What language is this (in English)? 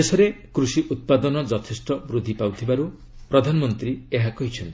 Odia